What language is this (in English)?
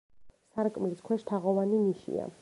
Georgian